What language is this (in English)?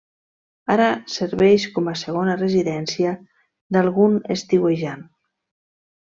Catalan